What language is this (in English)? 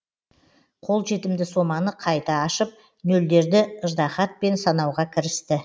Kazakh